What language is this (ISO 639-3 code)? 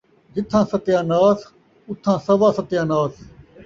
skr